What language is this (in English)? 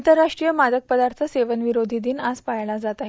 Marathi